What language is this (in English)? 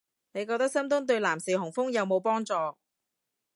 Cantonese